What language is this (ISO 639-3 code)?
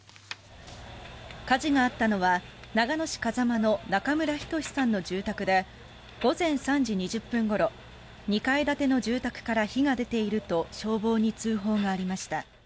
jpn